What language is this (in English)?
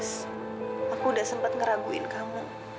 Indonesian